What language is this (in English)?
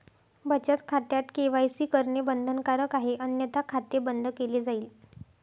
Marathi